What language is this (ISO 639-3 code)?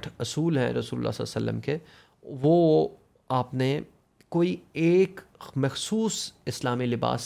urd